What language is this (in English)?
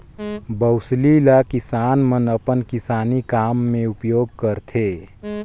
Chhattisgarhi